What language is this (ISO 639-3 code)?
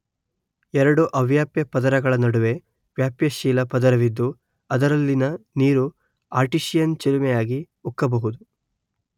kan